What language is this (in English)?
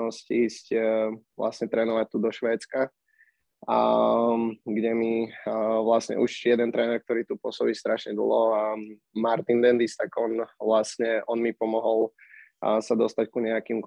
Slovak